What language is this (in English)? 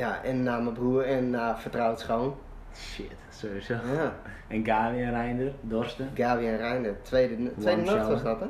Dutch